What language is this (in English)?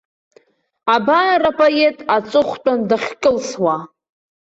Abkhazian